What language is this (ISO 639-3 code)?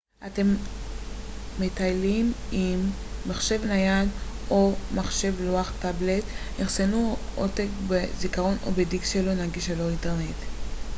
heb